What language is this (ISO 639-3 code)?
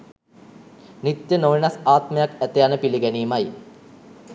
sin